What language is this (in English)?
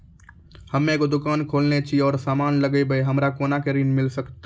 Maithili